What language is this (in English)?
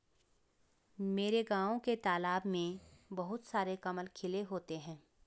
Hindi